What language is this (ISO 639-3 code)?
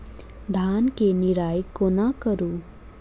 mai